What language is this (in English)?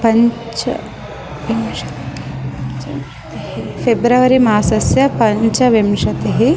Sanskrit